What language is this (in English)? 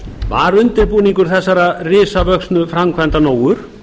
Icelandic